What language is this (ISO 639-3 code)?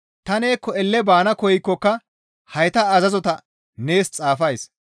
gmv